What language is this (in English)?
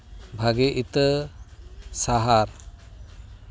Santali